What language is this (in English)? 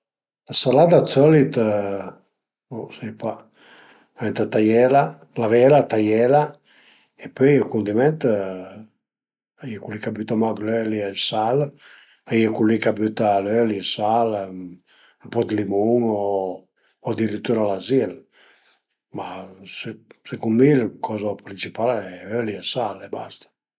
Piedmontese